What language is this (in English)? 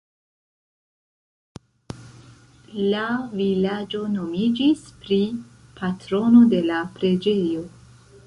Esperanto